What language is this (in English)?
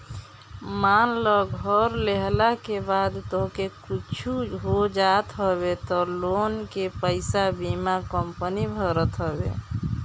Bhojpuri